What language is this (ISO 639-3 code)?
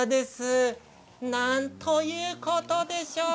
jpn